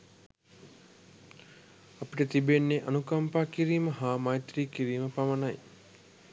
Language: Sinhala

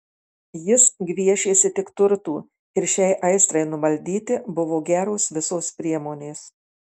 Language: Lithuanian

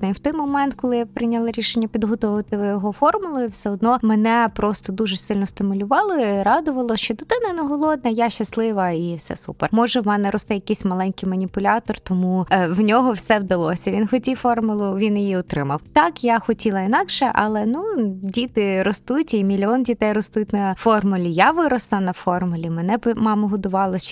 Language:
Ukrainian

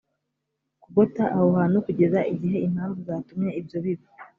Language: Kinyarwanda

